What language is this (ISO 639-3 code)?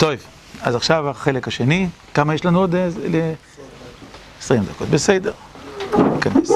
heb